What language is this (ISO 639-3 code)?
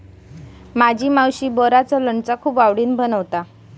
mar